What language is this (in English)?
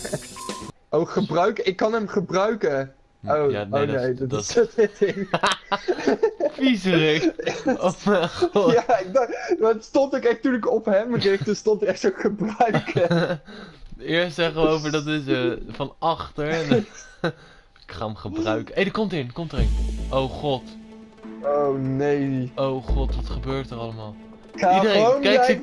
Dutch